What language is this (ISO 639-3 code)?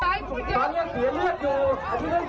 tha